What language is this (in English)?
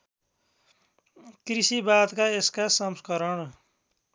Nepali